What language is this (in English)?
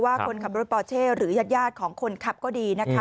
Thai